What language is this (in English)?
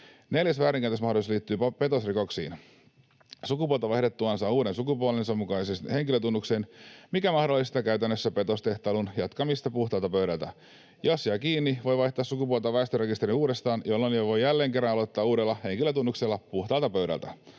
Finnish